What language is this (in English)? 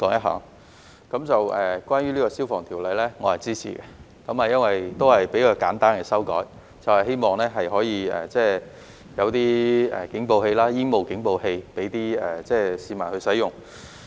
Cantonese